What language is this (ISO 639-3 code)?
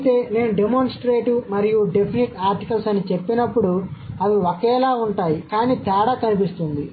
tel